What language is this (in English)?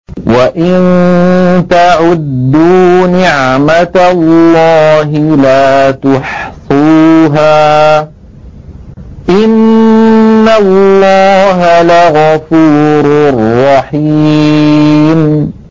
Arabic